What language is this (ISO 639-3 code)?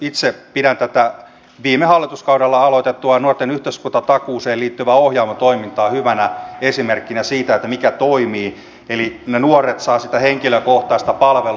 fin